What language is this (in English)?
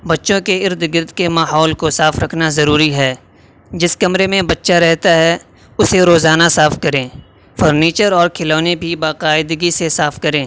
Urdu